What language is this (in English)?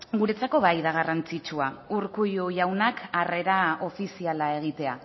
Basque